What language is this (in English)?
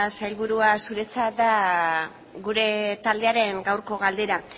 Basque